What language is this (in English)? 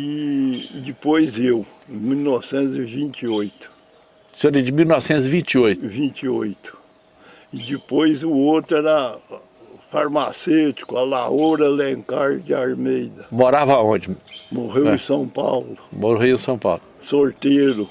Portuguese